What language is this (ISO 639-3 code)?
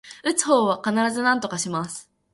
jpn